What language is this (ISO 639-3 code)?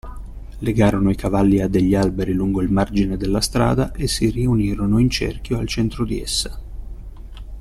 ita